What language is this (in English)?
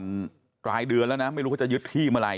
Thai